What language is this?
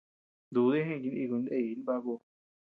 Tepeuxila Cuicatec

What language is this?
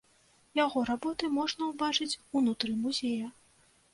Belarusian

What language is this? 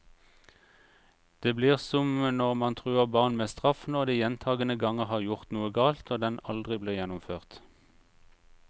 Norwegian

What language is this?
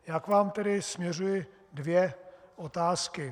Czech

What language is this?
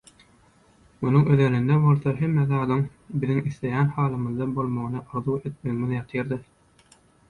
Turkmen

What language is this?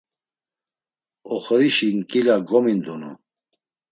Laz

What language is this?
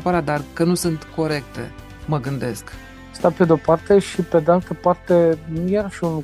Romanian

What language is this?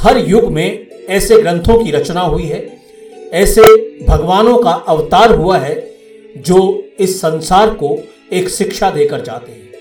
Hindi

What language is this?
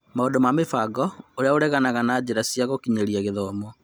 Kikuyu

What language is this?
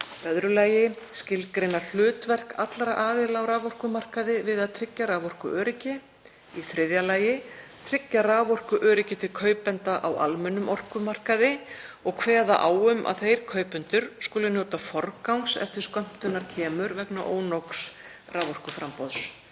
Icelandic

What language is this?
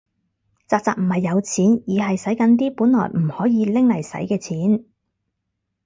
Cantonese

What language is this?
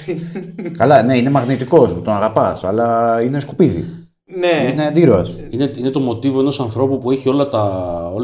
Greek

